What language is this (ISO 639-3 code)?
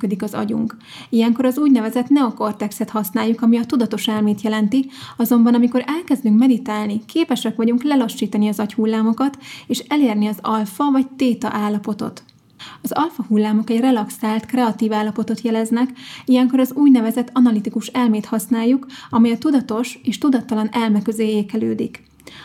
hun